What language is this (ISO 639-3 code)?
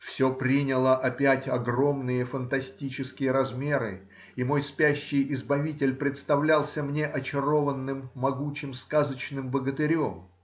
rus